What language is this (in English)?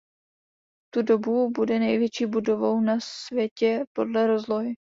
Czech